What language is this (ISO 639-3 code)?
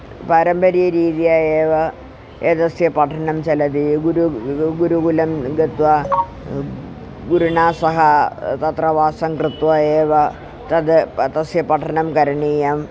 san